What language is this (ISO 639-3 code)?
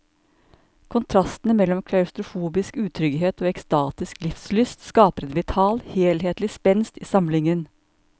nor